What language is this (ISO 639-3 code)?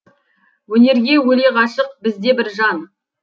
kaz